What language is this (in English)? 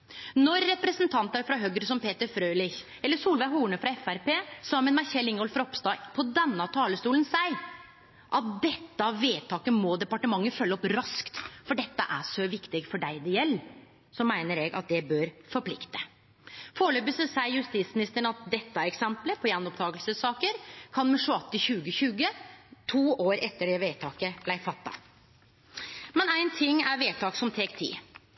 Norwegian Nynorsk